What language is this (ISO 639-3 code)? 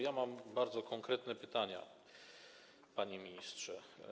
pol